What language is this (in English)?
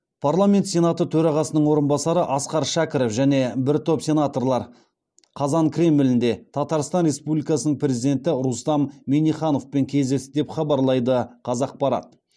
Kazakh